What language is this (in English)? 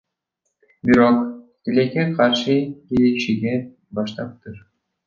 Kyrgyz